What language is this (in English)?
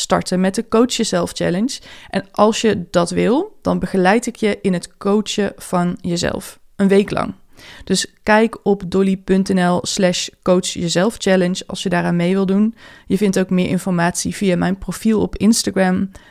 Dutch